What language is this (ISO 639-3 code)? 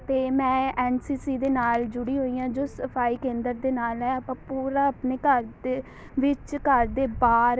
pan